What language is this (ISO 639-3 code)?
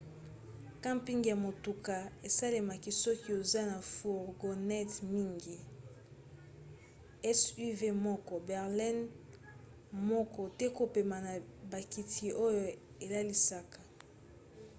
lin